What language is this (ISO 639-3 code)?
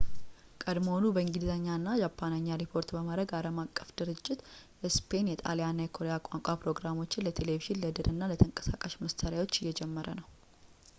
amh